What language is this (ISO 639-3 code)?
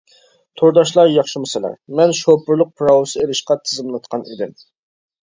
uig